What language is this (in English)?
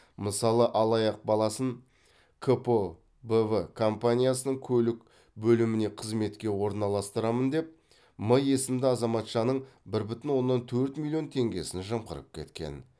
Kazakh